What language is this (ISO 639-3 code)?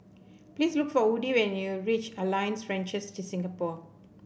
eng